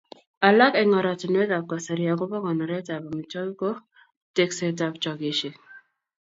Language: Kalenjin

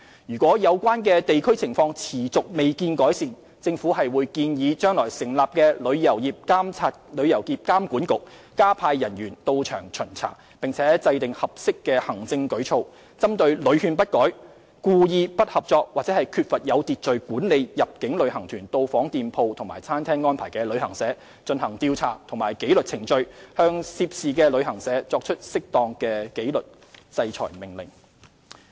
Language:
Cantonese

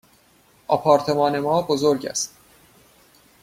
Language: Persian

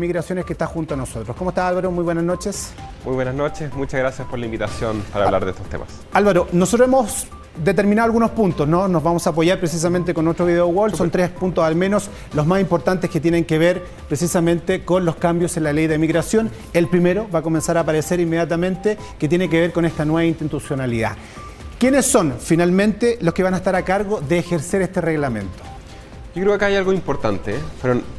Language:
Spanish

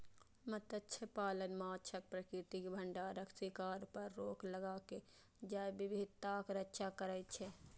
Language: Maithili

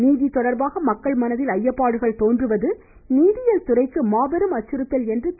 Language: Tamil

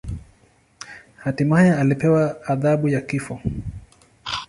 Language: Swahili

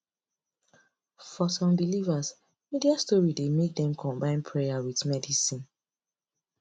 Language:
Nigerian Pidgin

